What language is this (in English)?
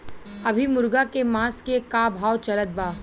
Bhojpuri